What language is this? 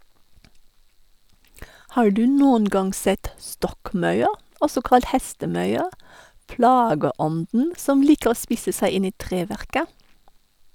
Norwegian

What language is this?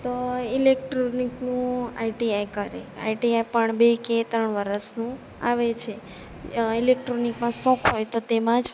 Gujarati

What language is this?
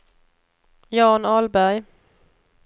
Swedish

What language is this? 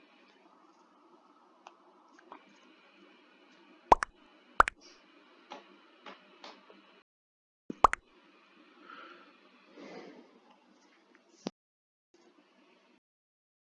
Indonesian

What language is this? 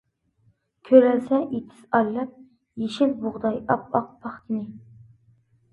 Uyghur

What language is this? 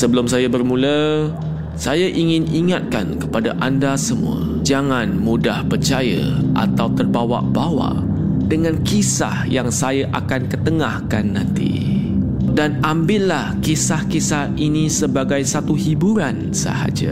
Malay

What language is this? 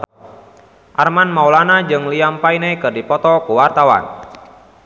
Sundanese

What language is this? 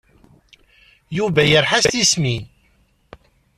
Kabyle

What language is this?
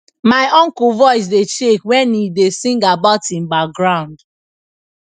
Nigerian Pidgin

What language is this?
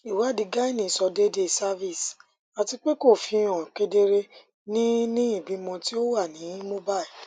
Yoruba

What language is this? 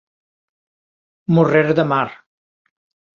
Galician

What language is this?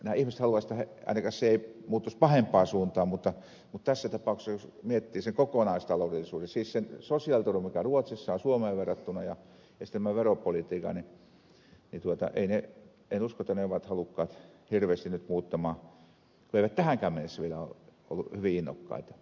Finnish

